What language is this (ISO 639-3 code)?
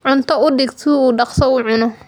som